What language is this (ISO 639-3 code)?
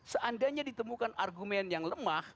ind